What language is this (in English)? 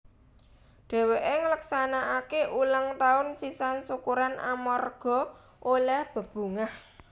Javanese